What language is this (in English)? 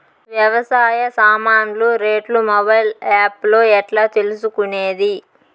Telugu